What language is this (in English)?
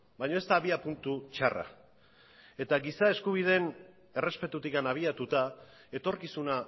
Basque